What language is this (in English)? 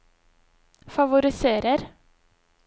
Norwegian